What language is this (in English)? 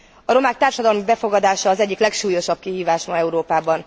Hungarian